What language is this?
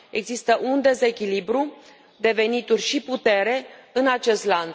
Romanian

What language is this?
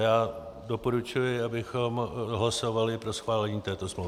Czech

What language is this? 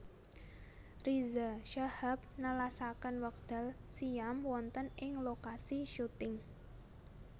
Javanese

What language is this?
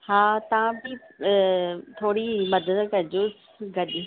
Sindhi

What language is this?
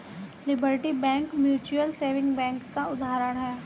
Hindi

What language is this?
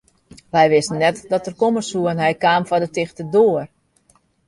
Western Frisian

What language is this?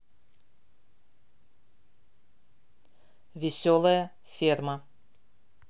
Russian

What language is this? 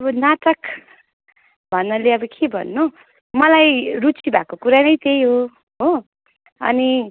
Nepali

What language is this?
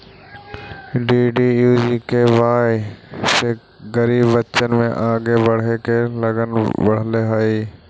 Magahi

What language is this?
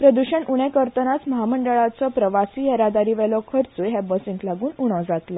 Konkani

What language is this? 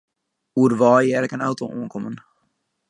Western Frisian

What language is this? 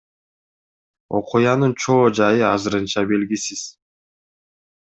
Kyrgyz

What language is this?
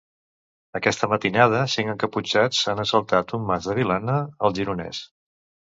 Catalan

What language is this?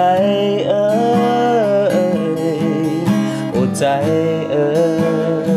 Thai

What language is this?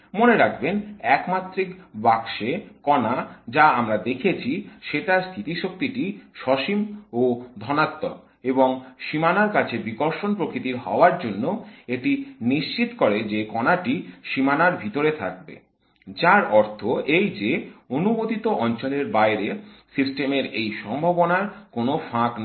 Bangla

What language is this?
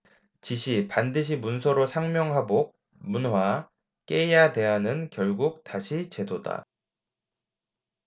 Korean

